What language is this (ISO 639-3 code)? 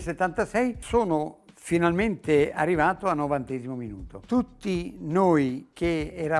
ita